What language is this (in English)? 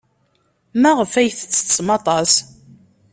Kabyle